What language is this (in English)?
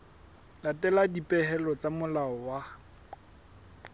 Southern Sotho